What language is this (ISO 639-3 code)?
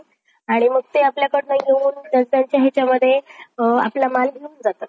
mar